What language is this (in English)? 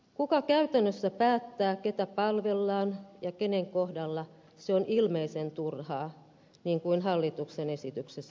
Finnish